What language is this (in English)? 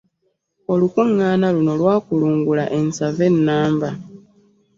Ganda